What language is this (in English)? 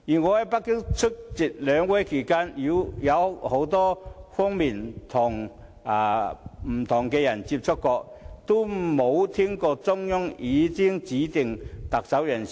Cantonese